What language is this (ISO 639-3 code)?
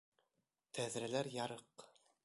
bak